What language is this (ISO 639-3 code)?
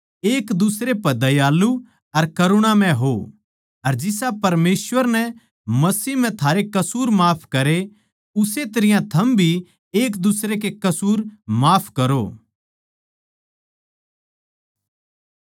bgc